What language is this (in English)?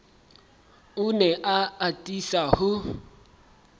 Southern Sotho